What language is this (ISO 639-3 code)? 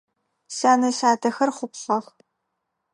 ady